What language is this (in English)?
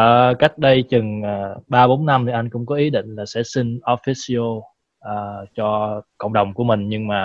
Vietnamese